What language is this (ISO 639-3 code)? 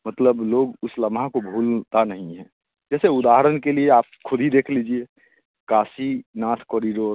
hin